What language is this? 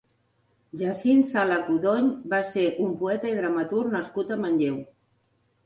Catalan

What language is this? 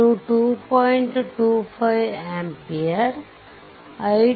Kannada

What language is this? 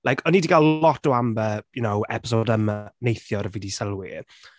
Welsh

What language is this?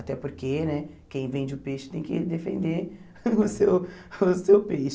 Portuguese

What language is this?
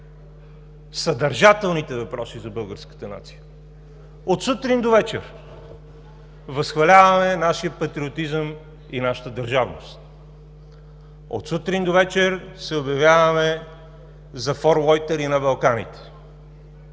Bulgarian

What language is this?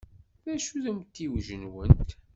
Kabyle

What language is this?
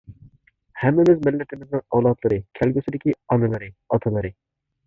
Uyghur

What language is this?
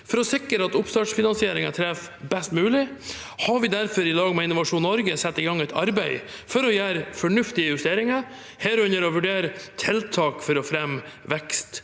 Norwegian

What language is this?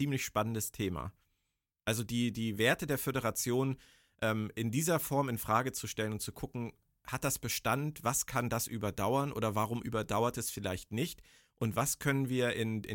German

